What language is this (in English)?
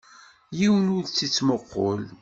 Kabyle